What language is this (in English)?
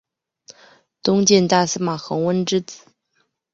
Chinese